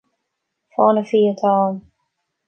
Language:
Irish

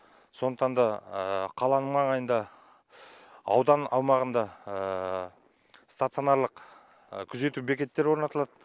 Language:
Kazakh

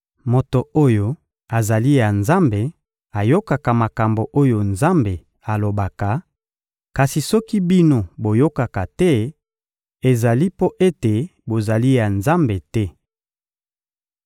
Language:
Lingala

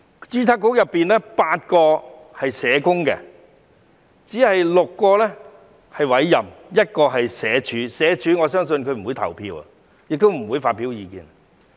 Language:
Cantonese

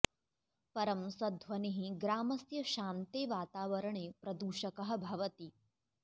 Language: Sanskrit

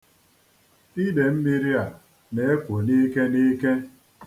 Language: Igbo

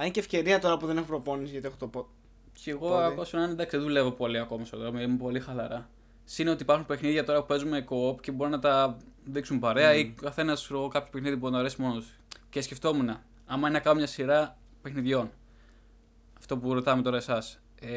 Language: Greek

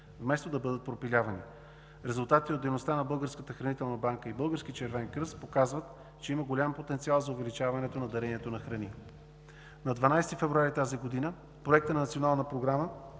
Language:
Bulgarian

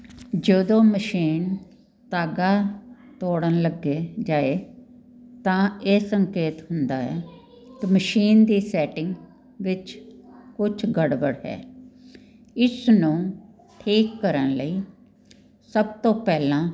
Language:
Punjabi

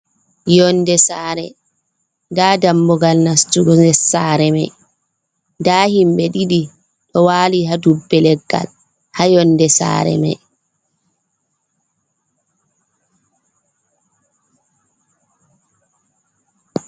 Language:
Fula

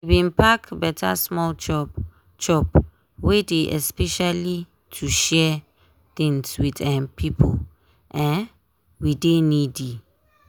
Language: Nigerian Pidgin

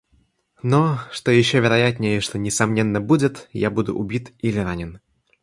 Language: Russian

